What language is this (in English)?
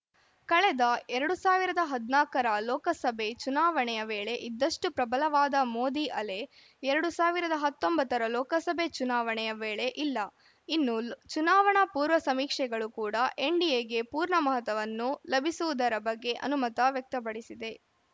Kannada